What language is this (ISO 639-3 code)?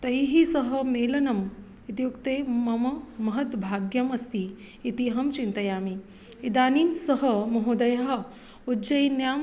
san